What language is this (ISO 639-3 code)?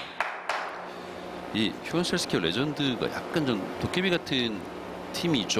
kor